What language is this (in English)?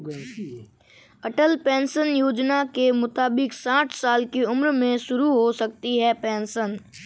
Hindi